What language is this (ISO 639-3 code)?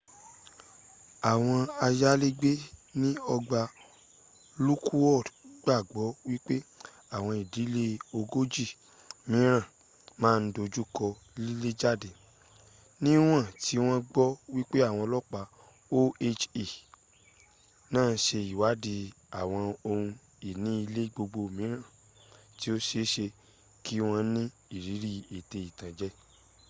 yor